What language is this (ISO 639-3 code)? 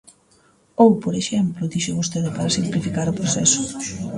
glg